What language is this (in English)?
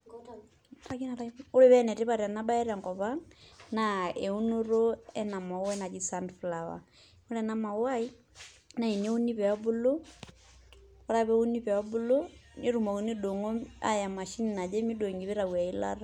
Masai